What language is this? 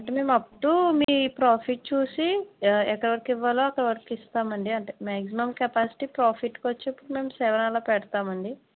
Telugu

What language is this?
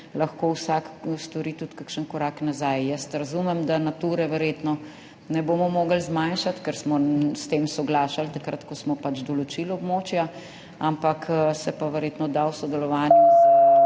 Slovenian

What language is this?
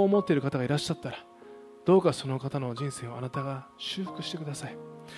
Japanese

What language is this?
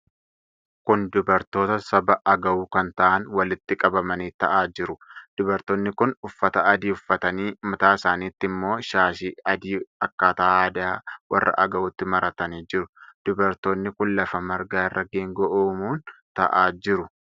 Oromo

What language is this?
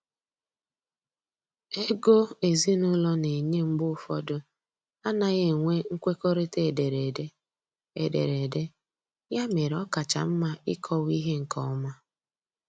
Igbo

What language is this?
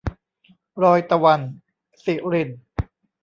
Thai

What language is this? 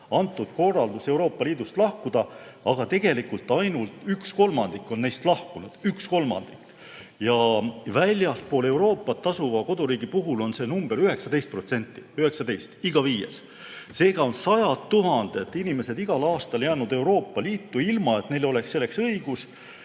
Estonian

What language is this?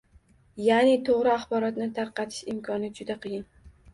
Uzbek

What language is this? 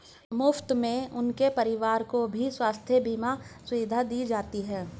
Hindi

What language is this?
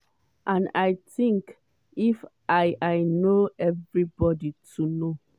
Nigerian Pidgin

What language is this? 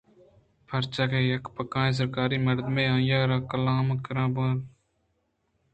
Eastern Balochi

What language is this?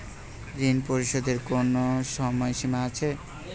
Bangla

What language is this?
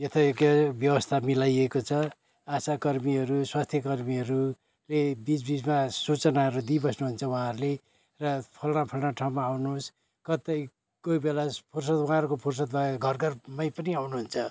Nepali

